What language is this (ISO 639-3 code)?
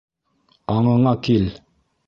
bak